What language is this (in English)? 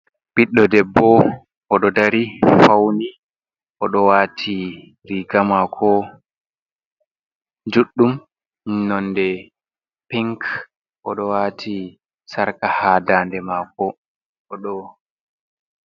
Fula